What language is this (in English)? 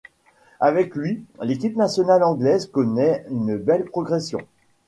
French